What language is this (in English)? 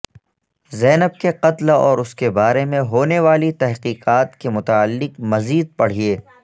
Urdu